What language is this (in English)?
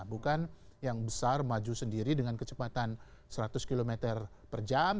Indonesian